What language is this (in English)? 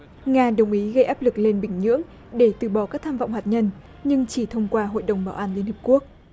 Vietnamese